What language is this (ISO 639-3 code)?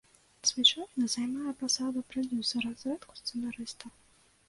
bel